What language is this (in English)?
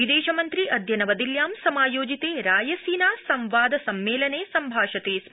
Sanskrit